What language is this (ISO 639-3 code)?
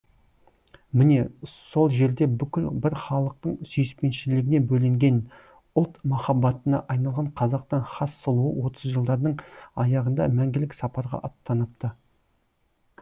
kaz